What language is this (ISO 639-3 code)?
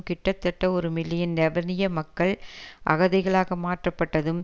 tam